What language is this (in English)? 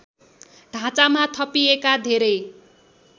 Nepali